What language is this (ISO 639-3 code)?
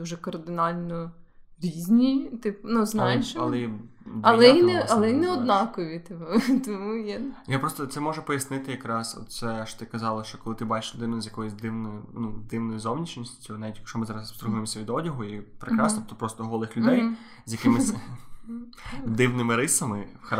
ukr